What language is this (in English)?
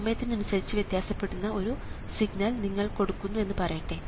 Malayalam